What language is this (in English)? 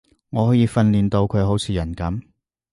Cantonese